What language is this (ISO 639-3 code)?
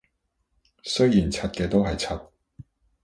yue